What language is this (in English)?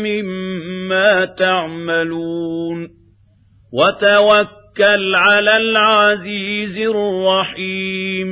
Arabic